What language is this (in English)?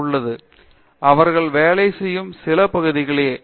Tamil